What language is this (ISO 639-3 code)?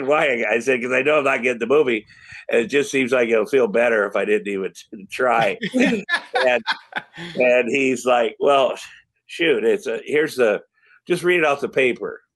eng